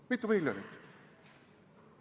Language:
Estonian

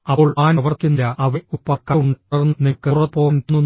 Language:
Malayalam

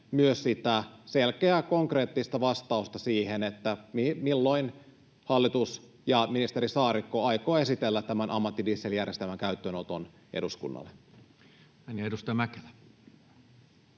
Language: Finnish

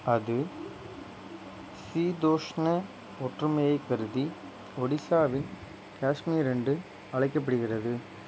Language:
Tamil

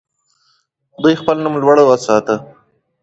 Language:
Pashto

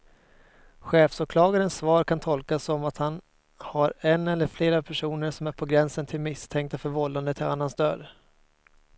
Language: Swedish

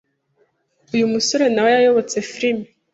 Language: Kinyarwanda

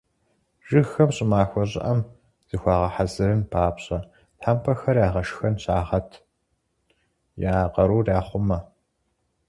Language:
Kabardian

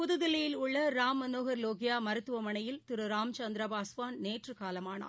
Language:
Tamil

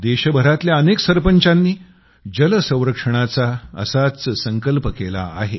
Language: Marathi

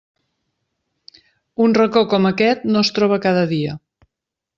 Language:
Catalan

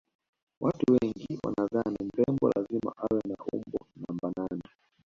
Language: Swahili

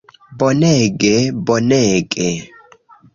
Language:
Esperanto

